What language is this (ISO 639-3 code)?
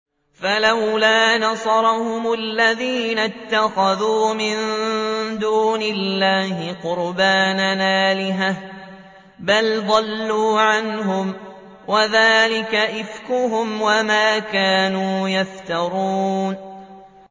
ara